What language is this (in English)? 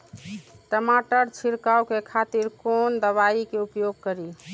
Maithili